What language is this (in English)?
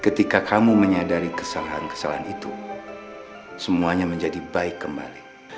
Indonesian